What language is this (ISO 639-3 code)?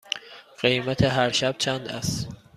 fas